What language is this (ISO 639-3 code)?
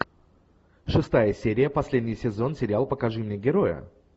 rus